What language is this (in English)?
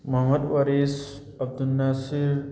Manipuri